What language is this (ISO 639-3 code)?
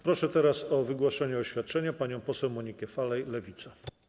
pol